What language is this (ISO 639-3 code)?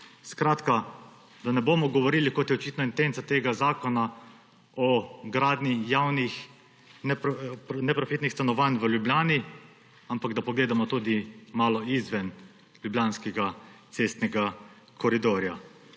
slv